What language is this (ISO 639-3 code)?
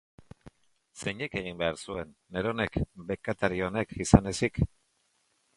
eus